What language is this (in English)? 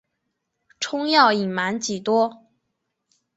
Chinese